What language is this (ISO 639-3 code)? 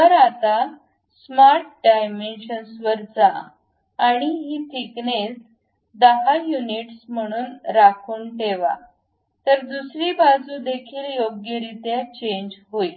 mar